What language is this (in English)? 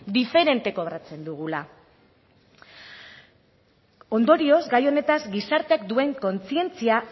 Basque